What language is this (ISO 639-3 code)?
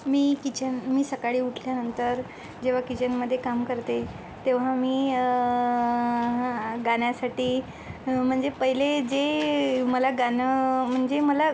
mar